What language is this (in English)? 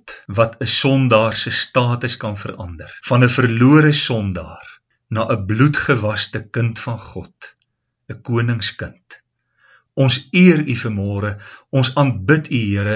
Dutch